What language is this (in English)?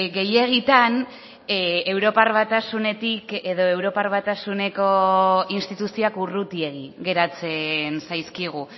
Basque